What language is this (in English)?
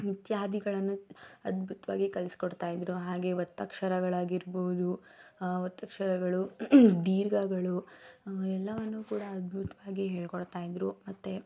Kannada